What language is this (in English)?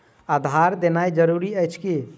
Maithili